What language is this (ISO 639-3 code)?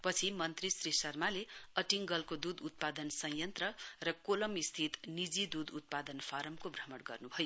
nep